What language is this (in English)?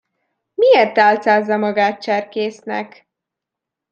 Hungarian